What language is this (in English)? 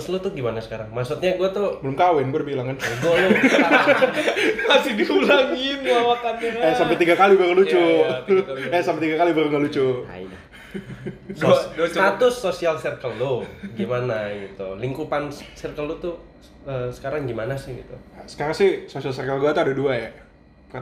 Indonesian